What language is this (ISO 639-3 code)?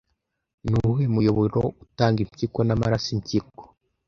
kin